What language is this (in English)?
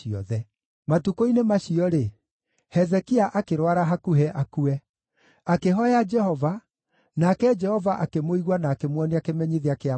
Kikuyu